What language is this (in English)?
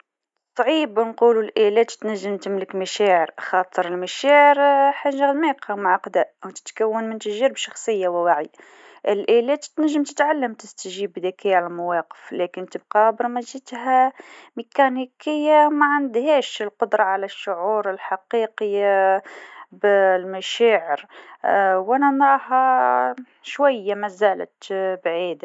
Tunisian Arabic